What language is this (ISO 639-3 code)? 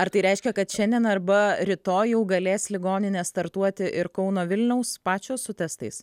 lit